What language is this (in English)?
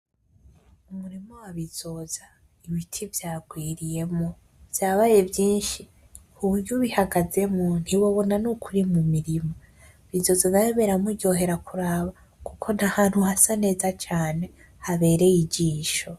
Rundi